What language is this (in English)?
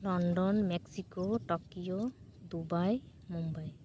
Santali